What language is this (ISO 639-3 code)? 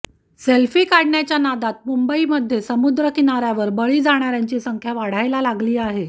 mar